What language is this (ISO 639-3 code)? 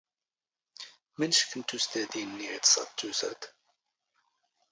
zgh